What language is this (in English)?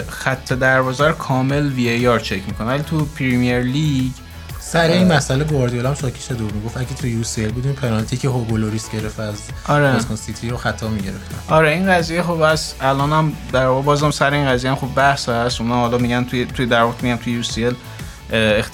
Persian